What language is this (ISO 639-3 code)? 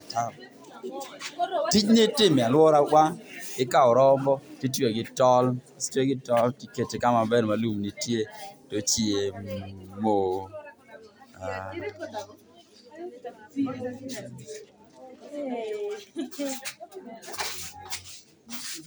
luo